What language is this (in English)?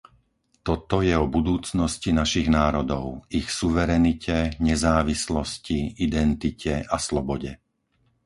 Slovak